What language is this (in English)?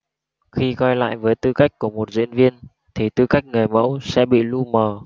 Vietnamese